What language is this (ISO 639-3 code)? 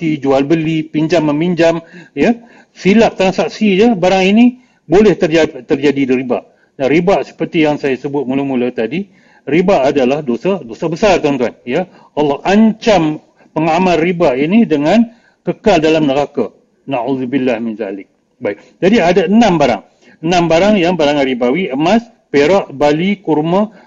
msa